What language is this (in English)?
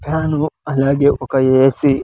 Telugu